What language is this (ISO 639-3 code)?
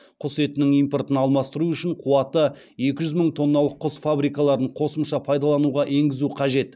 kaz